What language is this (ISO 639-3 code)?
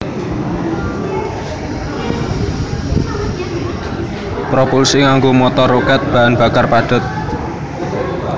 jav